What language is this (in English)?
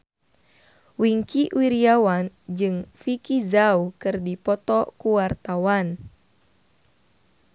Sundanese